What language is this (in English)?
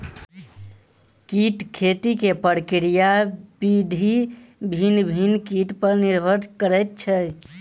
Maithili